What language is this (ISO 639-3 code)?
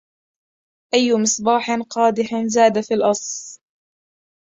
ara